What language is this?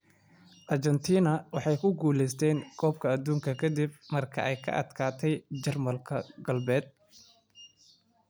Somali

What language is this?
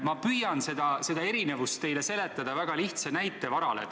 Estonian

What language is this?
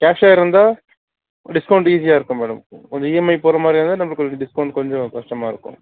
Tamil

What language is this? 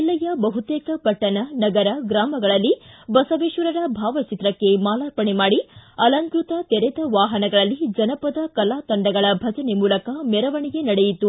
Kannada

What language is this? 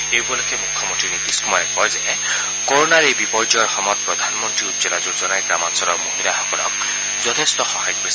Assamese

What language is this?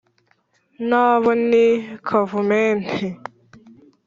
Kinyarwanda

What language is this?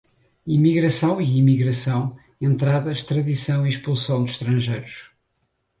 Portuguese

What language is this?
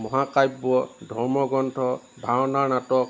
Assamese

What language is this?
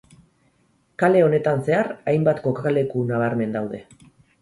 Basque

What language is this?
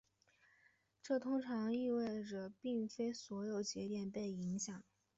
Chinese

